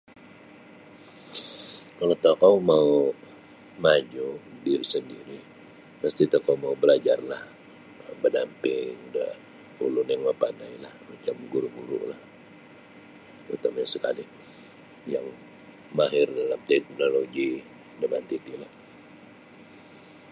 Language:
Sabah Bisaya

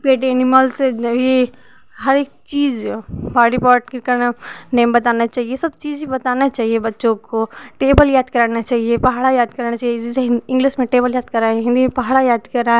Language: Hindi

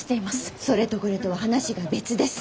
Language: Japanese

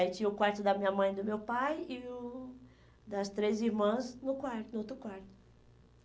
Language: Portuguese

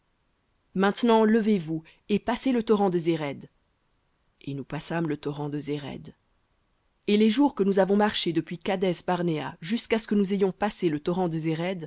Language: French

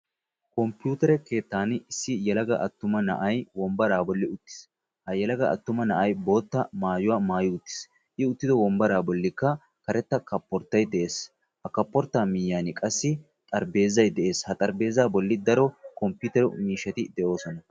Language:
Wolaytta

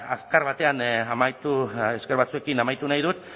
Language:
Basque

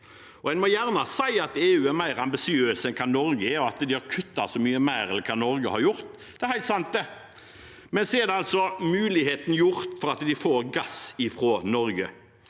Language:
Norwegian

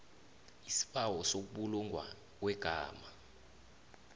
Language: South Ndebele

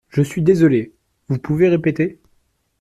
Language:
French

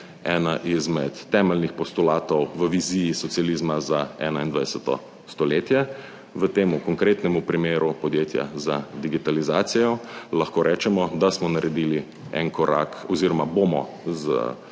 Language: Slovenian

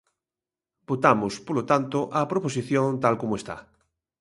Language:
Galician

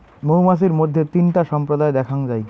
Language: Bangla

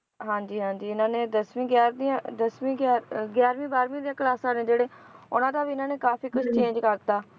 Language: Punjabi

